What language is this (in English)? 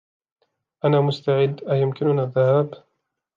Arabic